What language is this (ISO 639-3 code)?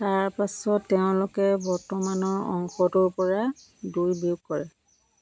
asm